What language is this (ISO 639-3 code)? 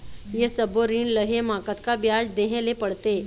hne